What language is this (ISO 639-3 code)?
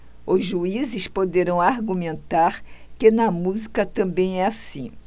por